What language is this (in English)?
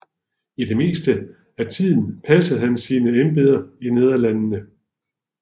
Danish